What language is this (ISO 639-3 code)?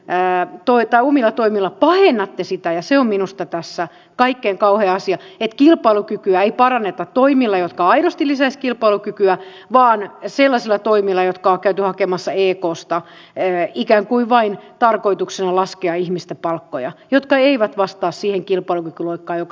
fin